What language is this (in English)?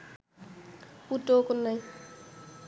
Bangla